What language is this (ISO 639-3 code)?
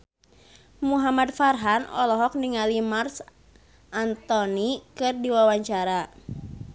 sun